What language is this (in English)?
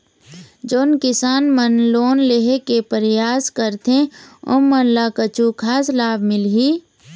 Chhattisgarhi